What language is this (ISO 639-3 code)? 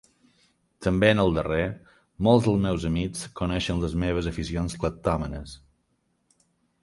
cat